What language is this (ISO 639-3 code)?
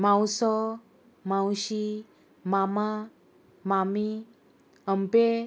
kok